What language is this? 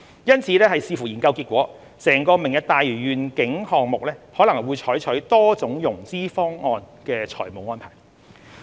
Cantonese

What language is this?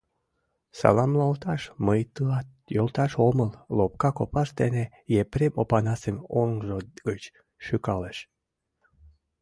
Mari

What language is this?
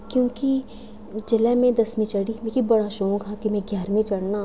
Dogri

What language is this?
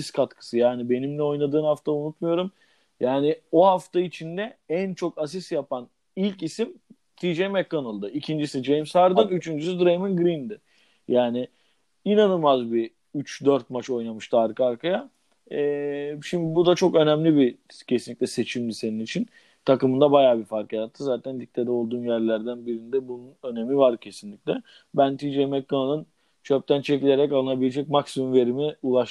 Turkish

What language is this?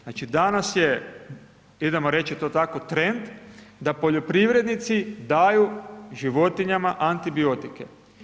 Croatian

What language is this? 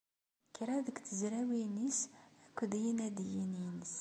Kabyle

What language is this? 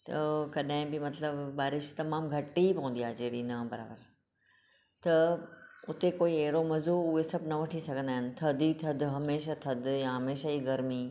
Sindhi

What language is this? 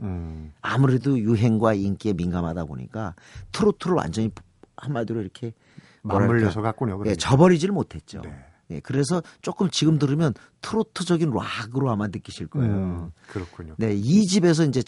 Korean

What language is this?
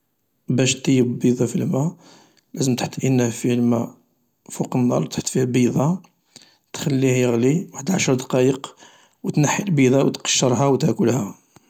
Algerian Arabic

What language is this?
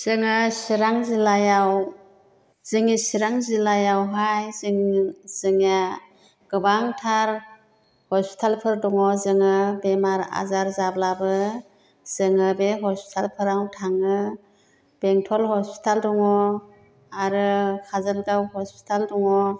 Bodo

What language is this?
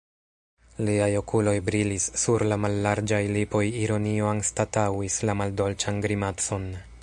Esperanto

